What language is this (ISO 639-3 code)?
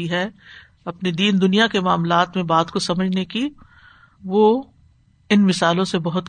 urd